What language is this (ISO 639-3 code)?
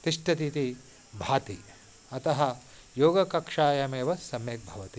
san